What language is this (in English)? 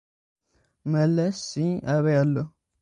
Tigrinya